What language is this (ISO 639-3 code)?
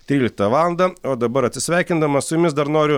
lit